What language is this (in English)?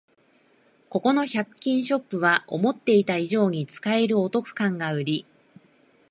Japanese